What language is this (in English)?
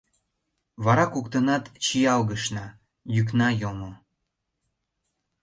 Mari